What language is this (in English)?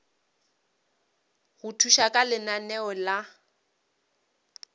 Northern Sotho